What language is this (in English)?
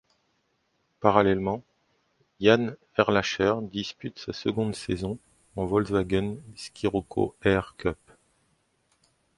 French